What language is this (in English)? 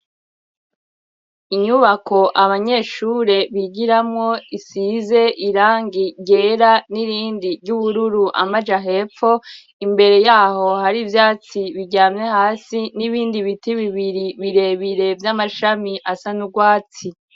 Rundi